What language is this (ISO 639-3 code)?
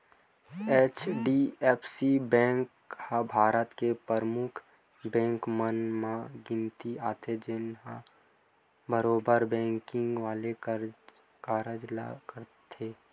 hne